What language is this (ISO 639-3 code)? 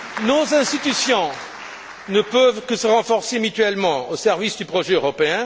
fra